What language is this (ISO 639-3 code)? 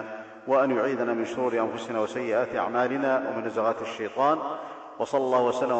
ara